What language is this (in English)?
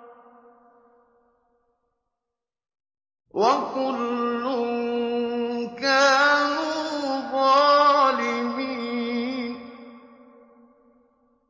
Arabic